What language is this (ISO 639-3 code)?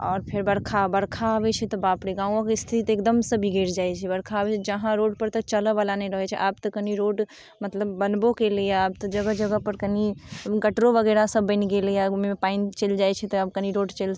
mai